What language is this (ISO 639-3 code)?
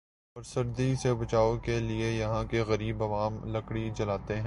urd